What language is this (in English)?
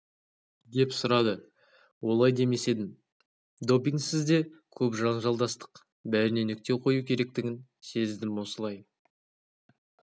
Kazakh